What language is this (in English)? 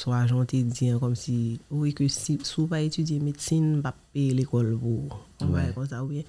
French